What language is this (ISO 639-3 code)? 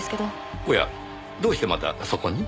jpn